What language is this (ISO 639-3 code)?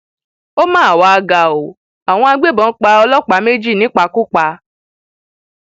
yor